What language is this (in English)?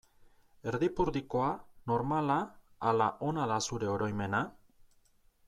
Basque